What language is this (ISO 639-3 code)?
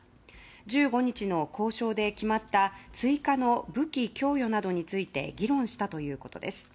jpn